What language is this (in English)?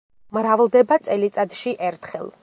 Georgian